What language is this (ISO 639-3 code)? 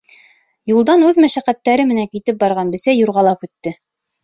bak